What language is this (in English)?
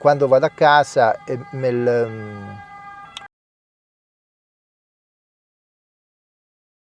Italian